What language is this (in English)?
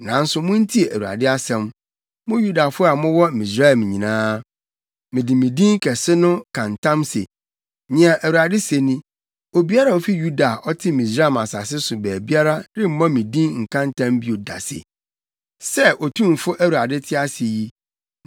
Akan